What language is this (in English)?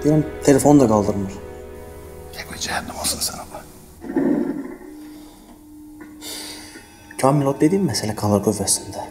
Turkish